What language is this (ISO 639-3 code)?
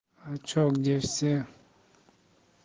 rus